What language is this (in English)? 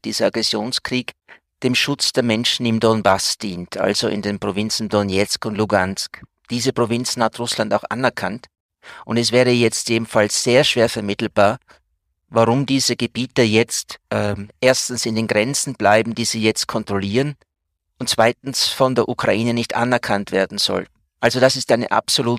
German